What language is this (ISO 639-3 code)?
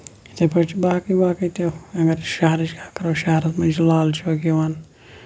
kas